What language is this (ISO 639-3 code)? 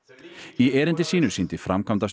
isl